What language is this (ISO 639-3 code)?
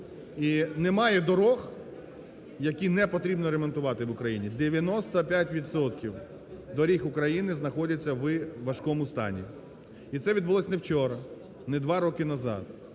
ukr